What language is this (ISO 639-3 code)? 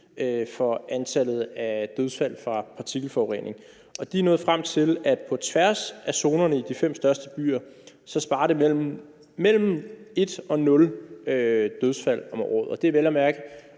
dan